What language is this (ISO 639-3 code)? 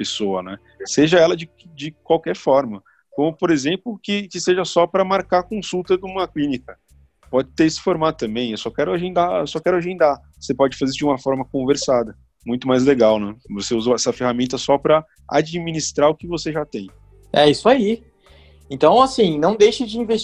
por